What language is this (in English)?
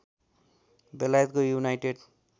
Nepali